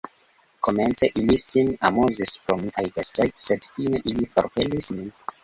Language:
Esperanto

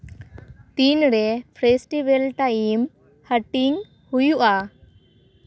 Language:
Santali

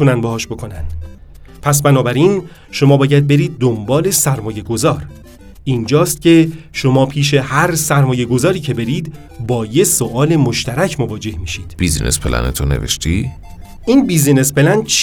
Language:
Persian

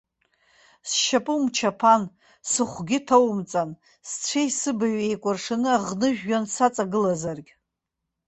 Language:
Abkhazian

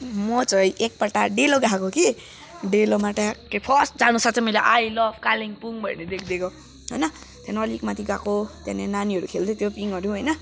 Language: Nepali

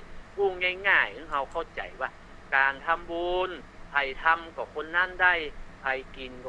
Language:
Thai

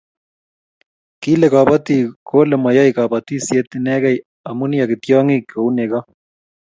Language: Kalenjin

